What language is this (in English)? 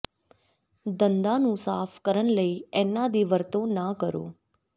Punjabi